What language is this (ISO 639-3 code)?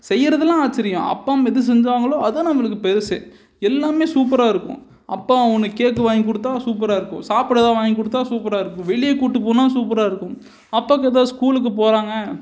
tam